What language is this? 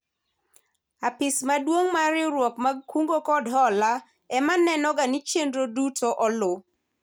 Luo (Kenya and Tanzania)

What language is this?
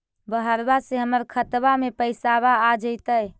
Magahi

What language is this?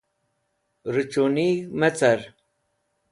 Wakhi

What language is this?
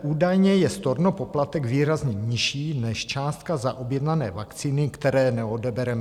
Czech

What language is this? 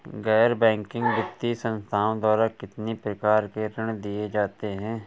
Hindi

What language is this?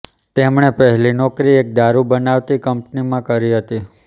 Gujarati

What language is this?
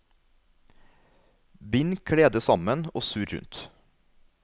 Norwegian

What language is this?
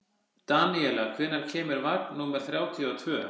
Icelandic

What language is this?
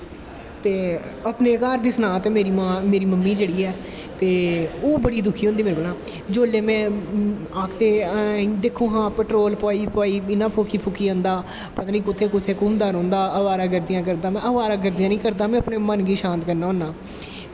Dogri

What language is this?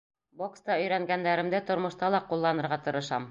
Bashkir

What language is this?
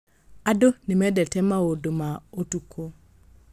Kikuyu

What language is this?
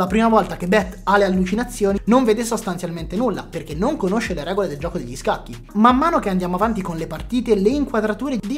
Italian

